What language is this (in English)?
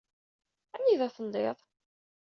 Kabyle